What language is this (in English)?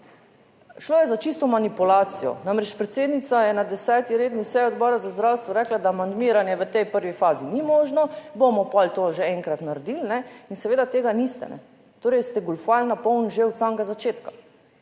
Slovenian